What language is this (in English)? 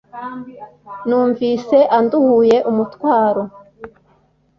Kinyarwanda